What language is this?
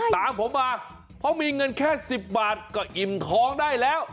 Thai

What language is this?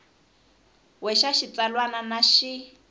Tsonga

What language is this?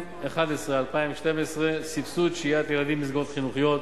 Hebrew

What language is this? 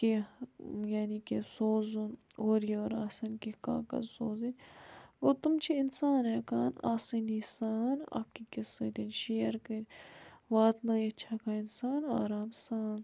Kashmiri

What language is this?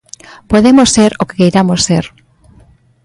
Galician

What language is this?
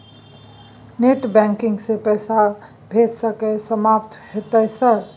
Maithili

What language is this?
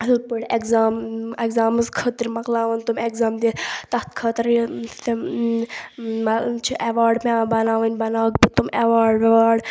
Kashmiri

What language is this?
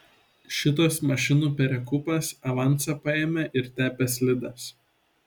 Lithuanian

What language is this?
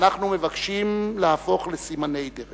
Hebrew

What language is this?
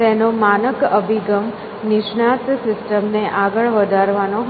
Gujarati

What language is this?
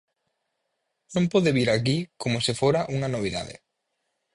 Galician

